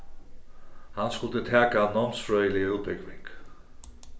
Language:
Faroese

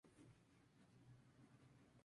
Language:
Spanish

